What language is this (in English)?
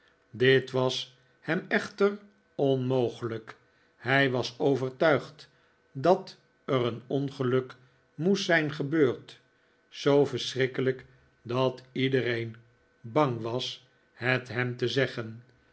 Dutch